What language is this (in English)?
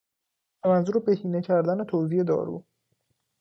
Persian